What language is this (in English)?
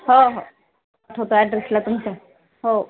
Marathi